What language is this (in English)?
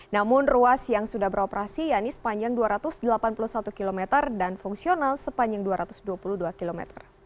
Indonesian